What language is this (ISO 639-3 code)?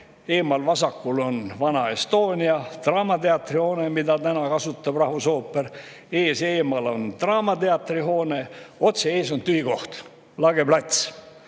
est